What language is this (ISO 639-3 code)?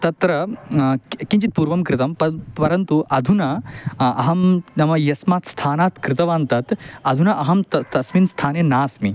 san